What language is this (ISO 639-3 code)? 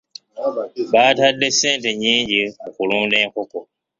lug